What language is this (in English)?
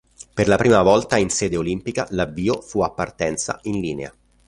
Italian